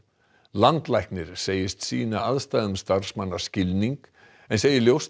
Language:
Icelandic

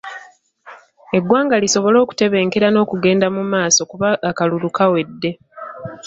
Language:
Ganda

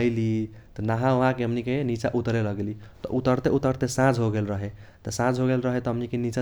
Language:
Kochila Tharu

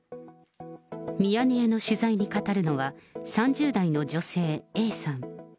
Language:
Japanese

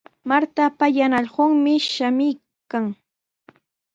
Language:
Sihuas Ancash Quechua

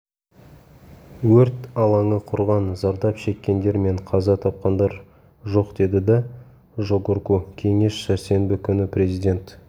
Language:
Kazakh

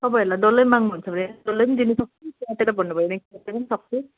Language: Nepali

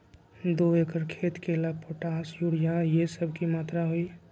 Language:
Magahi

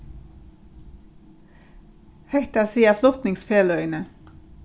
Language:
Faroese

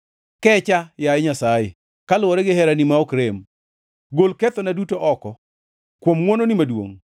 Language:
Luo (Kenya and Tanzania)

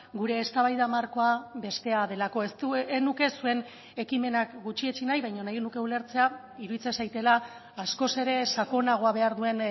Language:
Basque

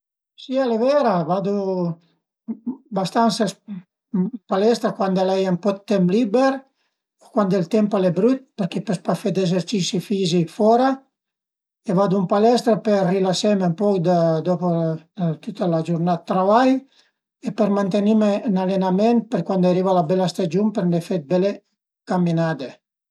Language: Piedmontese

